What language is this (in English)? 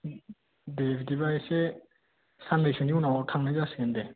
Bodo